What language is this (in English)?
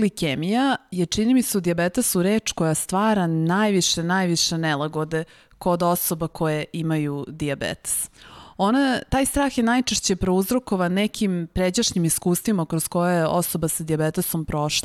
Slovak